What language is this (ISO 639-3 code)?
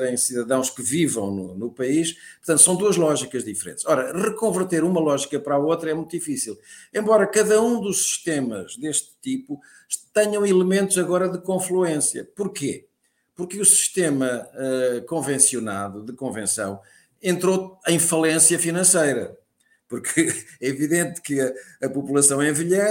por